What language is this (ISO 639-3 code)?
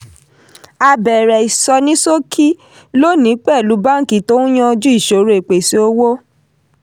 yor